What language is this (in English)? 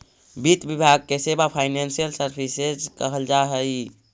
Magahi